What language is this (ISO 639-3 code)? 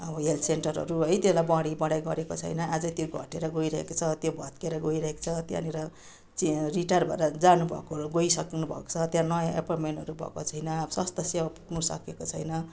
nep